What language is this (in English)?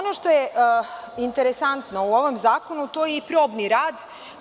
Serbian